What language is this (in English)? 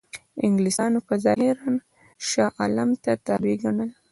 Pashto